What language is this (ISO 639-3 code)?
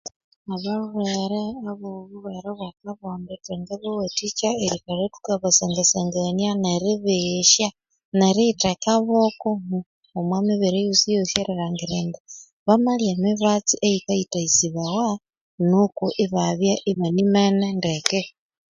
koo